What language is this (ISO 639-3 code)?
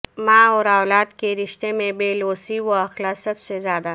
urd